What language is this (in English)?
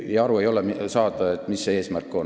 Estonian